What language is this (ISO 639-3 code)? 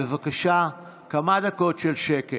heb